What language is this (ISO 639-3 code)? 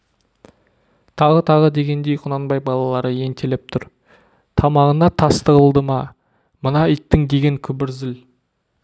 kaz